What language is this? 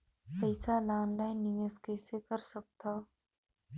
Chhattisgarhi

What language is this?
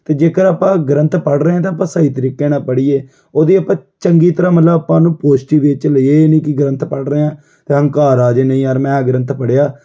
Punjabi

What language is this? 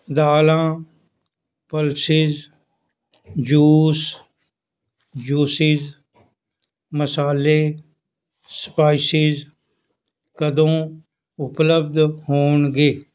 Punjabi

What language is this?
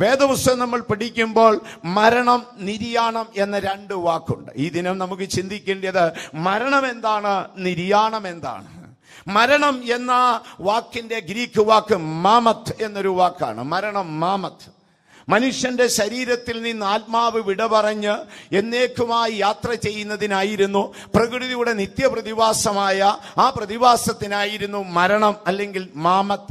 Turkish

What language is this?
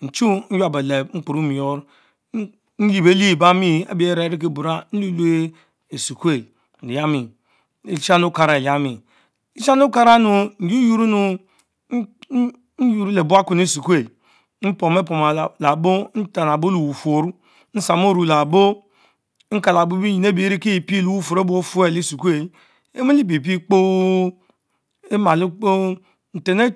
Mbe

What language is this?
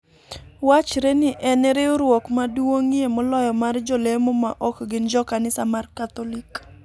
Luo (Kenya and Tanzania)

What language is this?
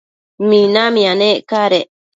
Matsés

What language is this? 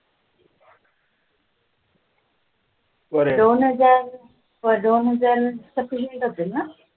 Marathi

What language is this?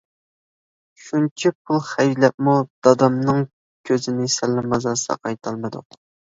Uyghur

